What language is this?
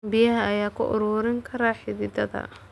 Somali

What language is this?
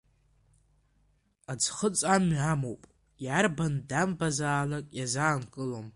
Abkhazian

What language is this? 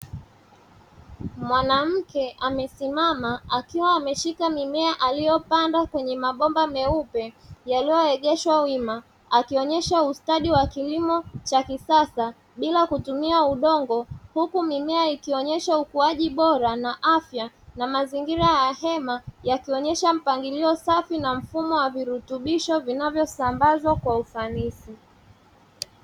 Swahili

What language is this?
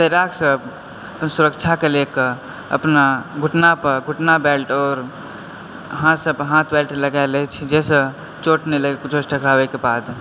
Maithili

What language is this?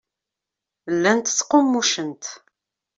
Kabyle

